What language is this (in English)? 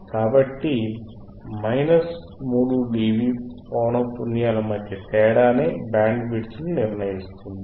Telugu